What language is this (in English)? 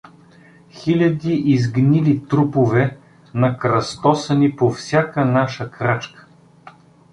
Bulgarian